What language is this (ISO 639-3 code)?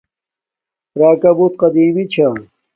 dmk